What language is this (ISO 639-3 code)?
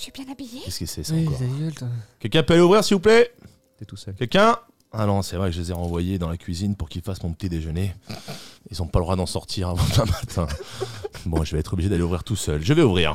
fra